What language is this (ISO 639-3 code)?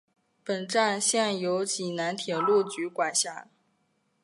zho